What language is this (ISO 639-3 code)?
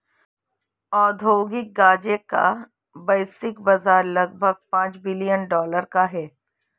hin